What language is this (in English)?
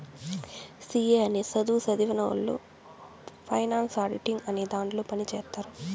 Telugu